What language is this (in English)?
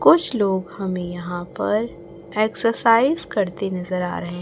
Hindi